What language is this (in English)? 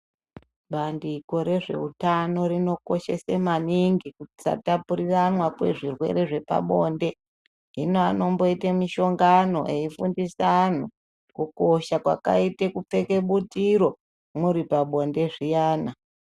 Ndau